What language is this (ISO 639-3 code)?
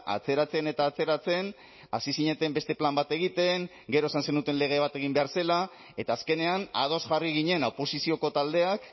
eus